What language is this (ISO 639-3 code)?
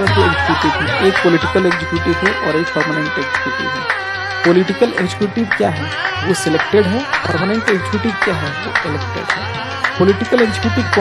hin